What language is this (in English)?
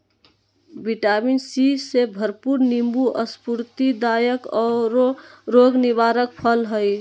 Magahi